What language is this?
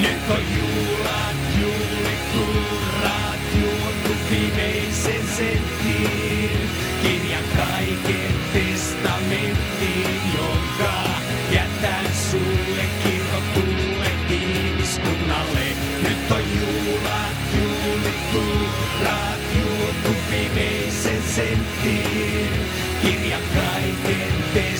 Finnish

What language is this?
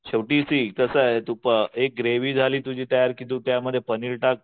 Marathi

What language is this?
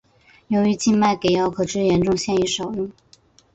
Chinese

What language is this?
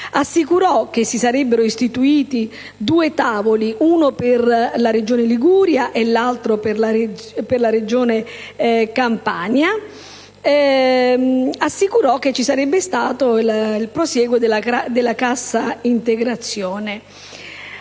Italian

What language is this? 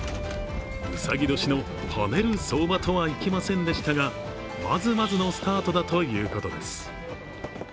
Japanese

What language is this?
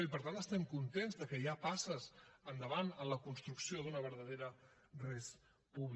Catalan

